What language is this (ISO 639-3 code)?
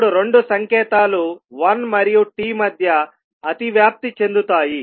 tel